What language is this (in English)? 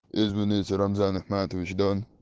Russian